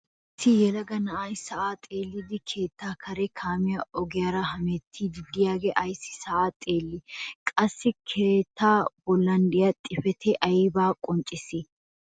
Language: Wolaytta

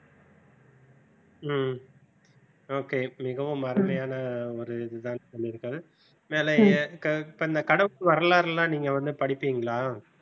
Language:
Tamil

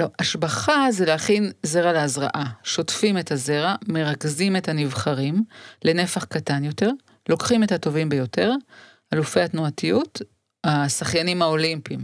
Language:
Hebrew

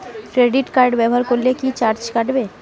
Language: Bangla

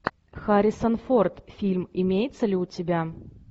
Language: Russian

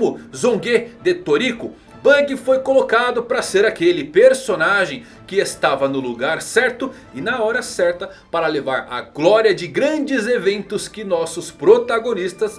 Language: Portuguese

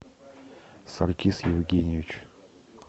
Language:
Russian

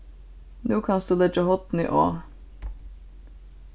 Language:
Faroese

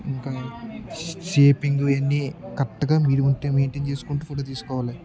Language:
Telugu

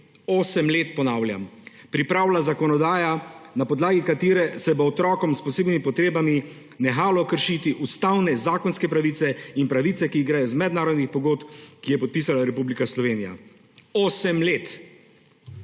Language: Slovenian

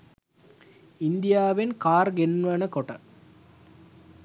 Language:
Sinhala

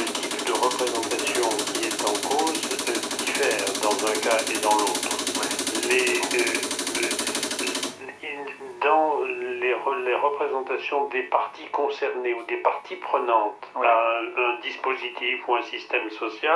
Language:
French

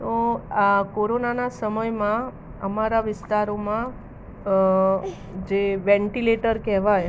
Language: Gujarati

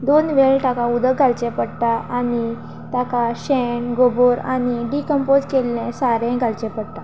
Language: Konkani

